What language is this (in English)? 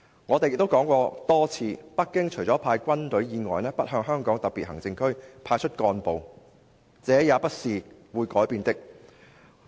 Cantonese